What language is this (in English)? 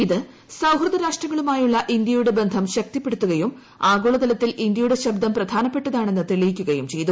Malayalam